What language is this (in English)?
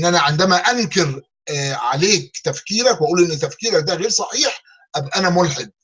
Arabic